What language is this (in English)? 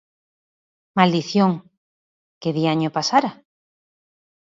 Galician